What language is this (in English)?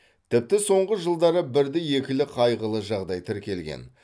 Kazakh